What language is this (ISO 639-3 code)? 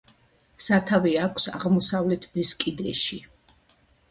kat